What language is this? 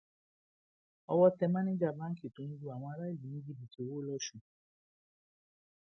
Yoruba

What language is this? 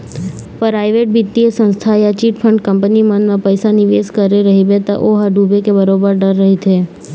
Chhattisgarhi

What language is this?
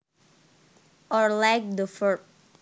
Javanese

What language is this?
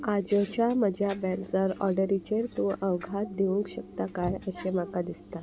Konkani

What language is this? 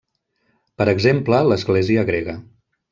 Catalan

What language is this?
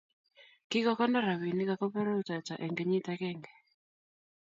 Kalenjin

